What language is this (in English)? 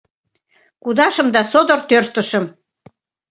Mari